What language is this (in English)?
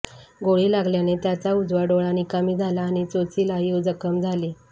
Marathi